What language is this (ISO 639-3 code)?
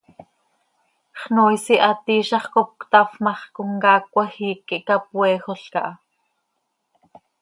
sei